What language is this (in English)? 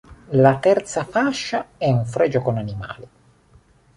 Italian